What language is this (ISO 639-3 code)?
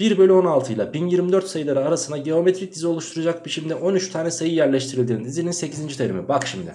tur